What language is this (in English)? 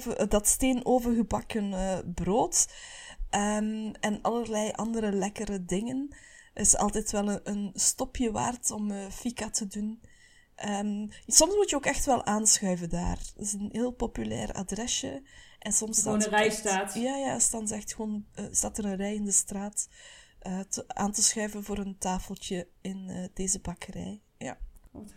Dutch